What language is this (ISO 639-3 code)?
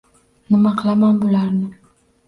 uzb